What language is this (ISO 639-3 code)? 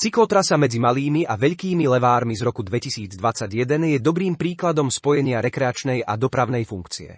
slk